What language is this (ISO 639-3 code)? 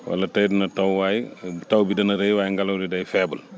wol